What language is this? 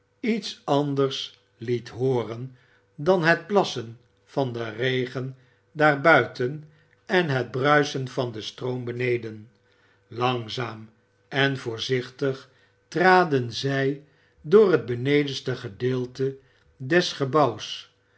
Dutch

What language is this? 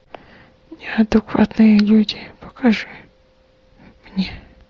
Russian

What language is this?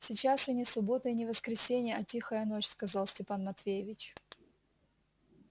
Russian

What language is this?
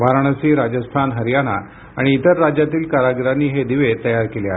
Marathi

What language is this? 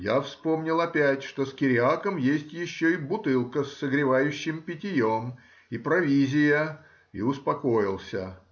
Russian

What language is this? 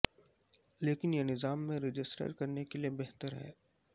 Urdu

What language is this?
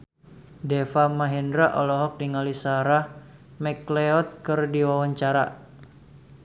Sundanese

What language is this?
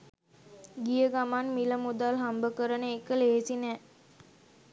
Sinhala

